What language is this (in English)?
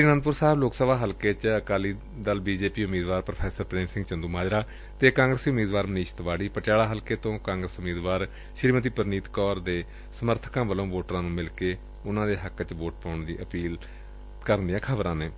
Punjabi